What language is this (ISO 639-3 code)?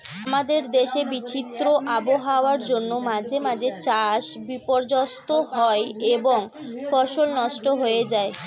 ben